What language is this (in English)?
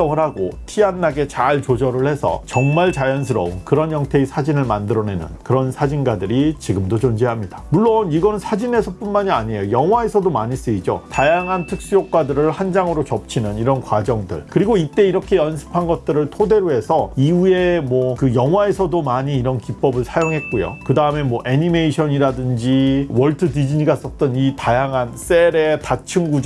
Korean